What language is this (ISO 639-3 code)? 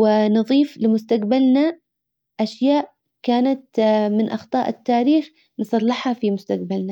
acw